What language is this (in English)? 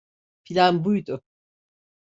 Turkish